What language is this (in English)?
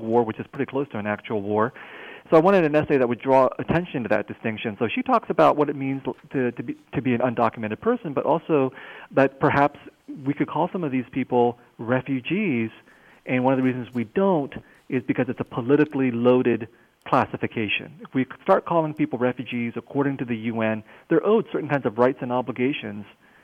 English